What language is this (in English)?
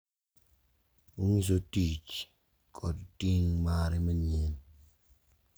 Luo (Kenya and Tanzania)